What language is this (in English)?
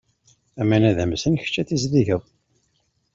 Kabyle